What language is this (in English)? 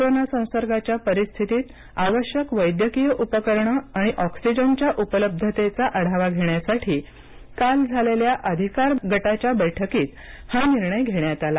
Marathi